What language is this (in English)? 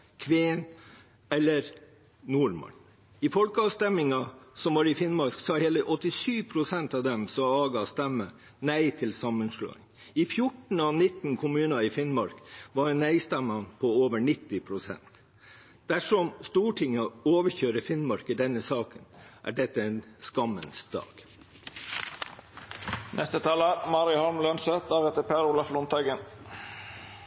Norwegian Bokmål